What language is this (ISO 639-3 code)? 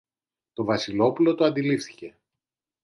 ell